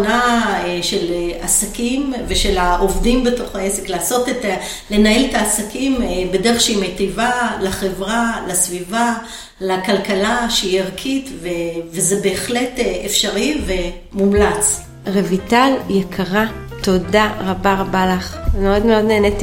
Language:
Hebrew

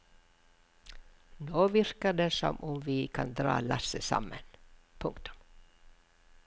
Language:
Norwegian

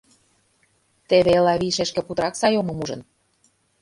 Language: Mari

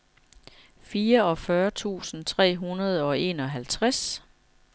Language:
Danish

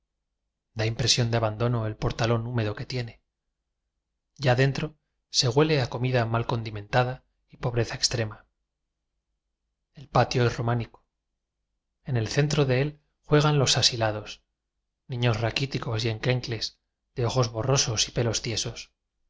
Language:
Spanish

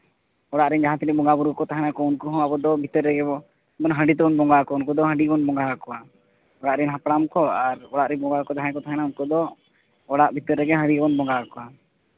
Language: Santali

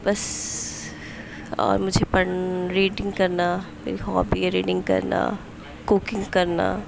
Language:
Urdu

